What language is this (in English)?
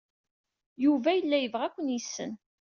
Kabyle